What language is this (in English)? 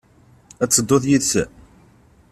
Kabyle